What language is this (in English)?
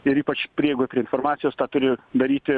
Lithuanian